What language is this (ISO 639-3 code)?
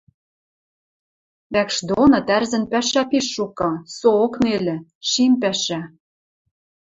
mrj